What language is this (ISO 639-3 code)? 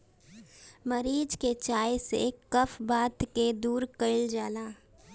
bho